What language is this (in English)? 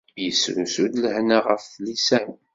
Kabyle